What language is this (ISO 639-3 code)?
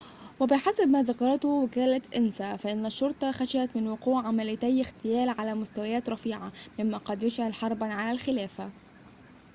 ara